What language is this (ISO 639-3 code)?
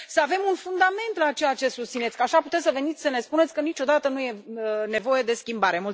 ron